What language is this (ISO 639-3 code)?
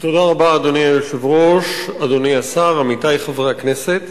heb